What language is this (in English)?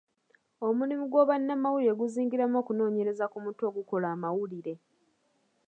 Ganda